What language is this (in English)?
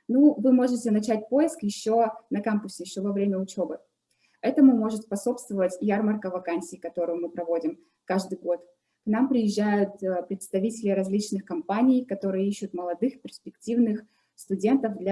Russian